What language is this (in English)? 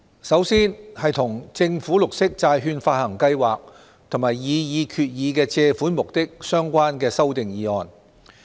Cantonese